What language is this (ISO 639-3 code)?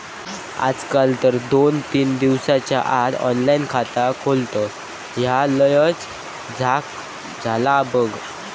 mar